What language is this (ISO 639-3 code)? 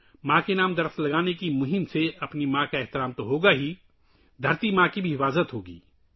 urd